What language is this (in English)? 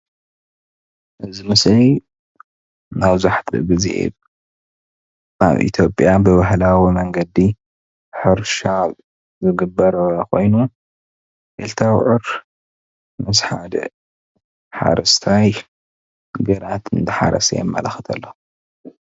Tigrinya